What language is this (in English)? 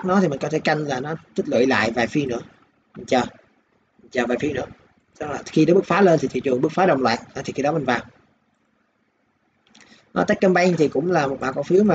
Vietnamese